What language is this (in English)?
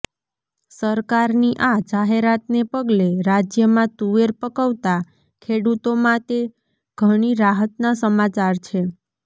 Gujarati